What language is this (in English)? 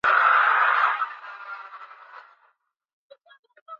Swahili